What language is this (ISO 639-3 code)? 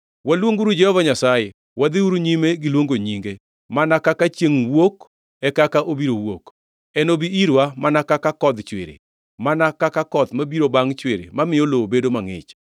luo